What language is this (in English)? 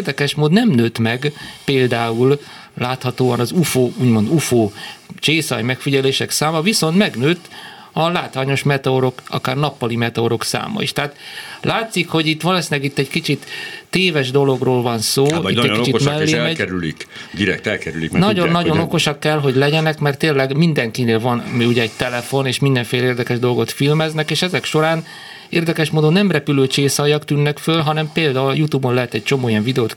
Hungarian